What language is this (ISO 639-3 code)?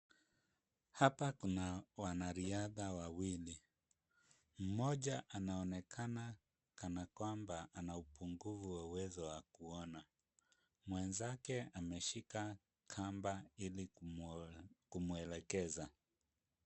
swa